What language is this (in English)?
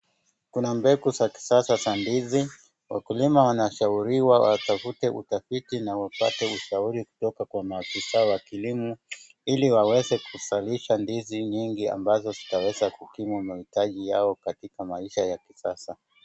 Swahili